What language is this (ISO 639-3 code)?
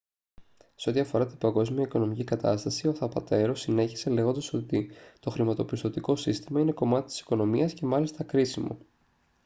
ell